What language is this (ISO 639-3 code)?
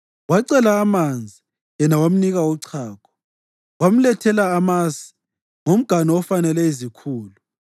nde